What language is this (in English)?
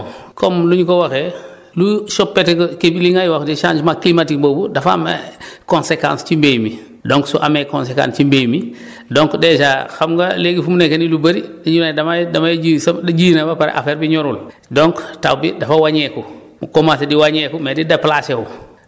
Wolof